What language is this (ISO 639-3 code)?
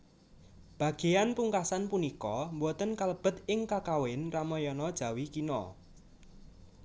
jav